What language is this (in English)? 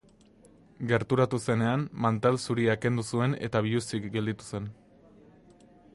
Basque